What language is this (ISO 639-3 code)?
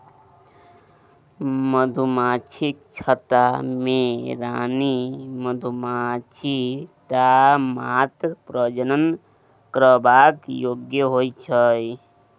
mai